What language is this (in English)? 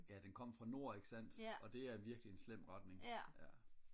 Danish